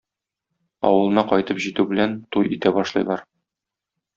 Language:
Tatar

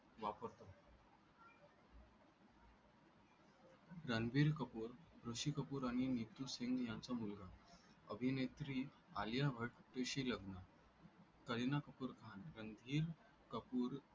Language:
Marathi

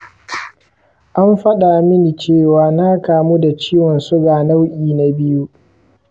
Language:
Hausa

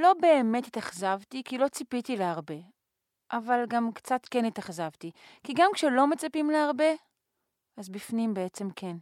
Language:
Hebrew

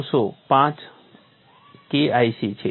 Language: Gujarati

